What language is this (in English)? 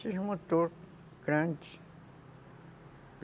Portuguese